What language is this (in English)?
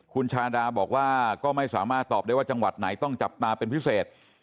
Thai